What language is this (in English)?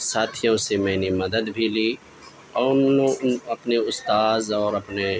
Urdu